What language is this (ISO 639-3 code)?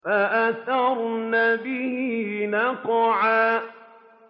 ara